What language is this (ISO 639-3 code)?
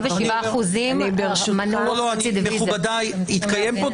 heb